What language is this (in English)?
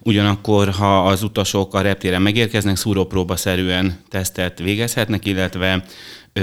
Hungarian